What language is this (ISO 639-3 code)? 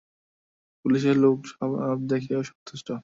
ben